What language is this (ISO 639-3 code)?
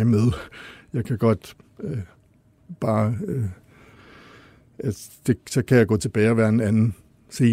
dan